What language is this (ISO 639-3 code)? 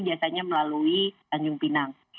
ind